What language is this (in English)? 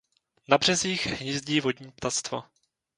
Czech